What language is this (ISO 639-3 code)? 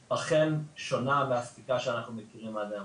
heb